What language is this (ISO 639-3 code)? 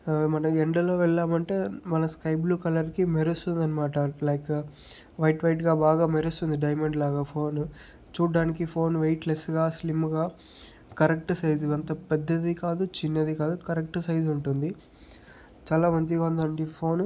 tel